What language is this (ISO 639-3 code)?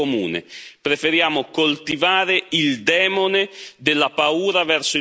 ita